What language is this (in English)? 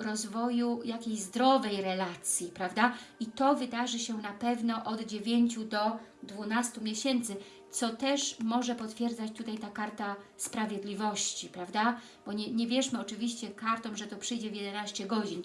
Polish